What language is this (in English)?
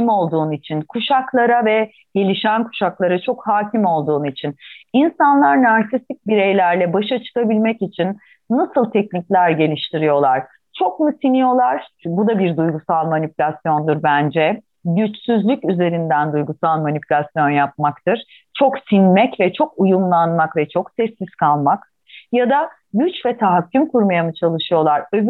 Turkish